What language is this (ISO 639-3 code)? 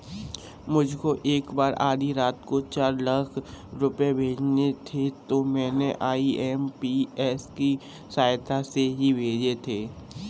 hin